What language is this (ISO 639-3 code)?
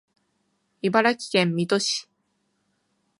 jpn